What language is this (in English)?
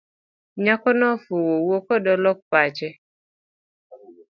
Luo (Kenya and Tanzania)